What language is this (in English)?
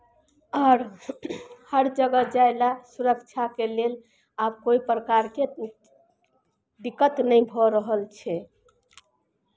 Maithili